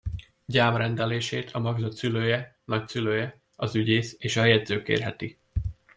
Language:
Hungarian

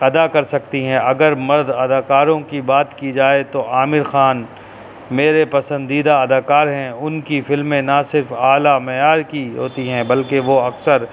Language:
Urdu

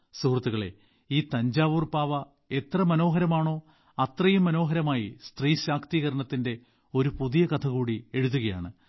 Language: Malayalam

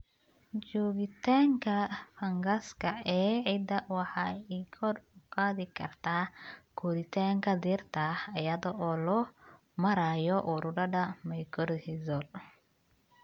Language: Somali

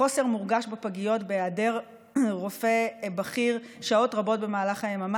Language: Hebrew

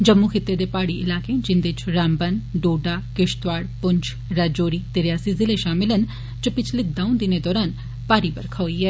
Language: Dogri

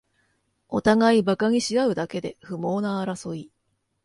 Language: Japanese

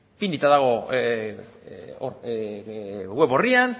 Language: Basque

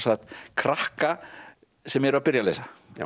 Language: Icelandic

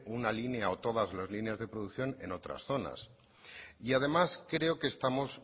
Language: Spanish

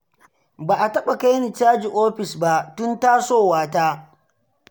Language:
Hausa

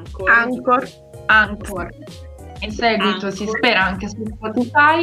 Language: Italian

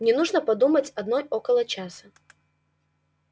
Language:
Russian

